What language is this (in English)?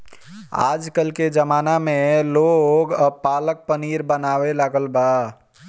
Bhojpuri